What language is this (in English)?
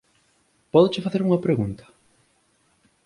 Galician